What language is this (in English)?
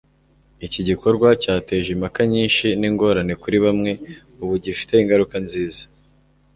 Kinyarwanda